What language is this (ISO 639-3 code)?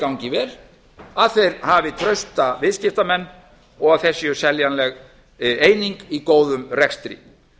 isl